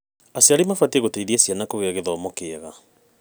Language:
Kikuyu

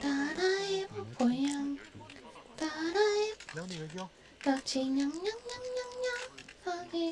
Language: Korean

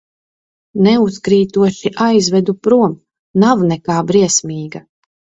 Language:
Latvian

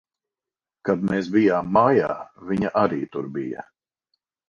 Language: Latvian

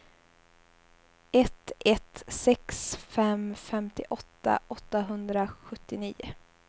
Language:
Swedish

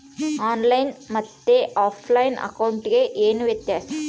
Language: Kannada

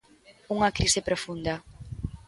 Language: Galician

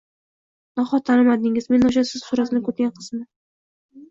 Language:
Uzbek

